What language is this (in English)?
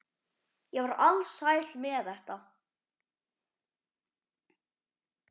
Icelandic